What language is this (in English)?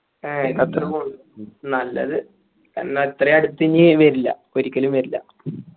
Malayalam